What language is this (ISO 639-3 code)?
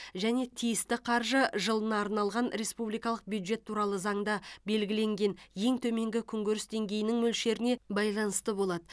kaz